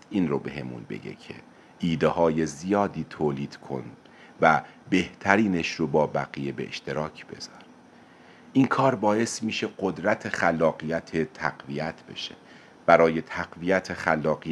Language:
Persian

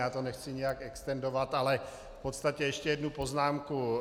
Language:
Czech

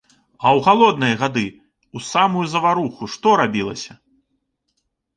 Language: Belarusian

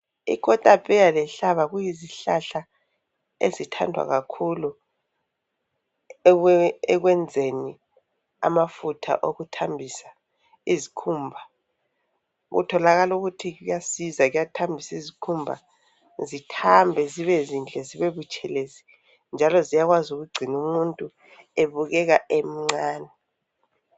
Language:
North Ndebele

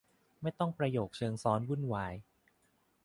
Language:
Thai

